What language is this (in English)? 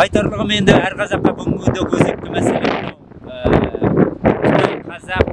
Turkish